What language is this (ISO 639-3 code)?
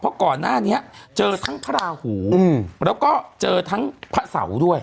tha